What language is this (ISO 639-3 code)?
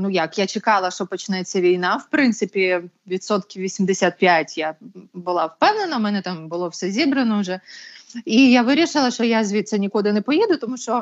ukr